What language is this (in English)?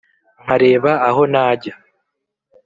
Kinyarwanda